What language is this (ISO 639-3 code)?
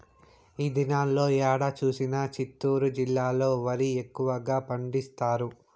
tel